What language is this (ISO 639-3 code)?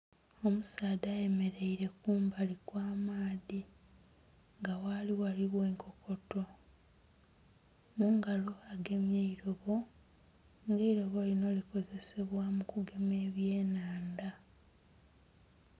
xog